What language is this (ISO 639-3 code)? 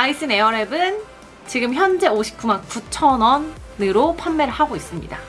kor